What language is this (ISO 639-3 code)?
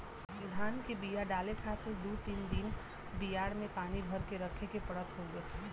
bho